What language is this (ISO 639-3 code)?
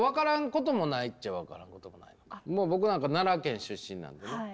jpn